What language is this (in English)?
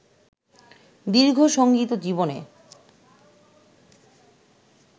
Bangla